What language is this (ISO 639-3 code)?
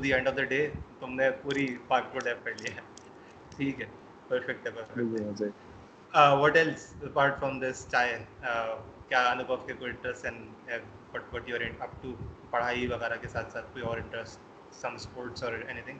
urd